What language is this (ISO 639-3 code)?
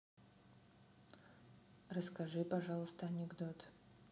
rus